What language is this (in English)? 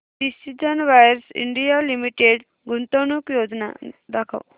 Marathi